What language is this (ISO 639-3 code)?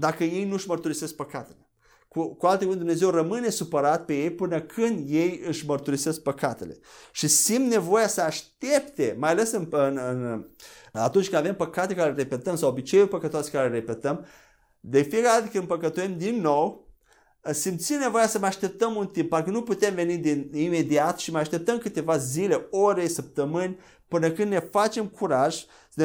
ron